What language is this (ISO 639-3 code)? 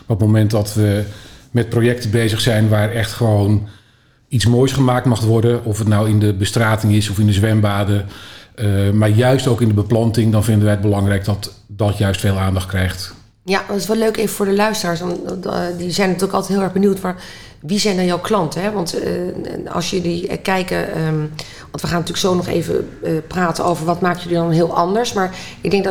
nld